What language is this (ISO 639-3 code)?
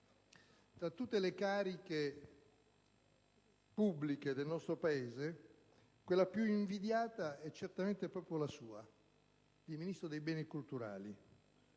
ita